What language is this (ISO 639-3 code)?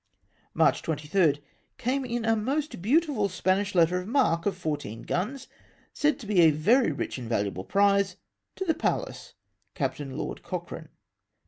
eng